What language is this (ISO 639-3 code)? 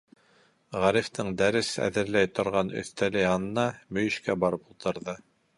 bak